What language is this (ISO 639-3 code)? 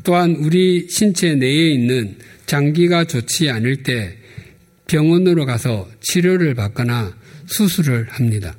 kor